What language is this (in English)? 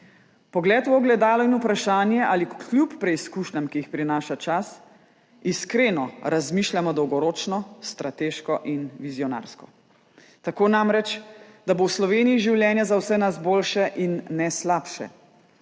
Slovenian